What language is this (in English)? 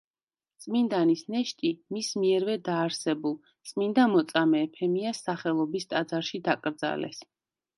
Georgian